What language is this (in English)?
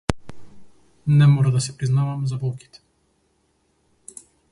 Macedonian